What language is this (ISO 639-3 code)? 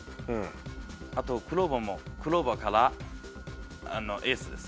jpn